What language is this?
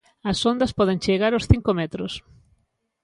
Galician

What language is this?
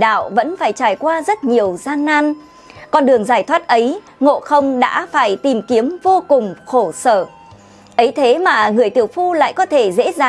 Vietnamese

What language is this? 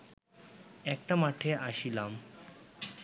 Bangla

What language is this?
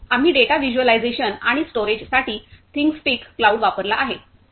Marathi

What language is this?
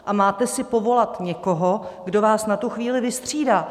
Czech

